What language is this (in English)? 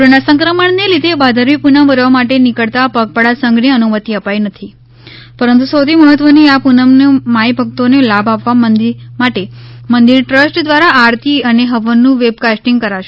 Gujarati